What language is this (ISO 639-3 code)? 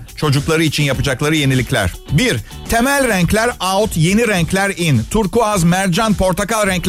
tur